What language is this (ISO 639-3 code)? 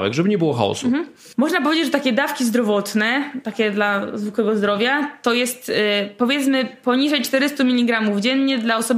pol